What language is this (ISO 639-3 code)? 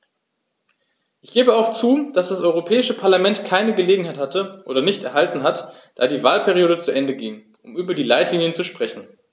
deu